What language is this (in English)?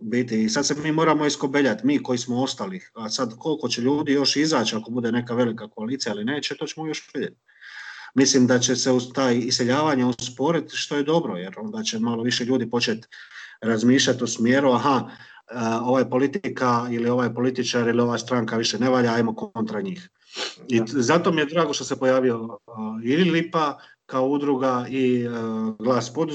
Croatian